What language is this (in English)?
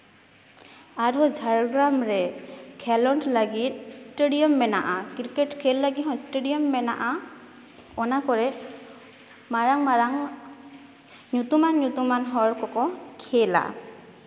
Santali